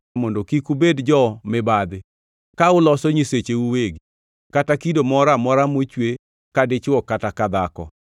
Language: Luo (Kenya and Tanzania)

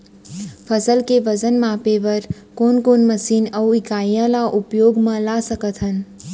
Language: Chhattisgarhi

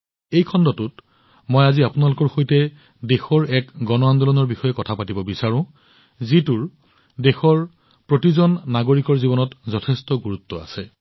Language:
Assamese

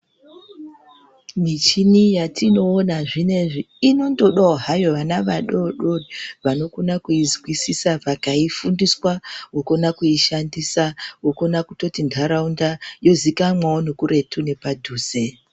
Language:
Ndau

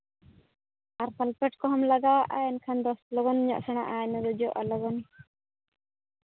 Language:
Santali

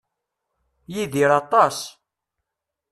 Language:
Kabyle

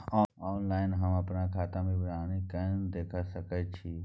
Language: Maithili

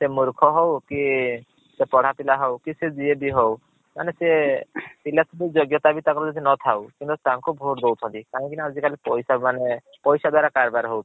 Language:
Odia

